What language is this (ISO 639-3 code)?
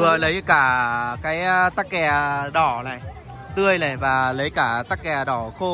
vie